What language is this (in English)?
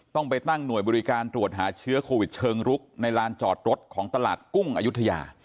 Thai